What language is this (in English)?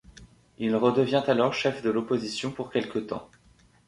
French